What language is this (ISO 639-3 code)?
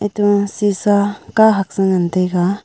nnp